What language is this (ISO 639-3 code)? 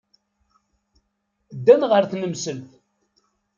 kab